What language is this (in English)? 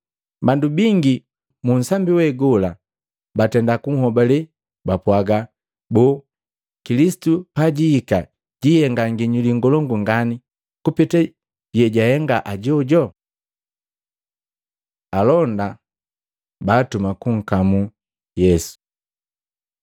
Matengo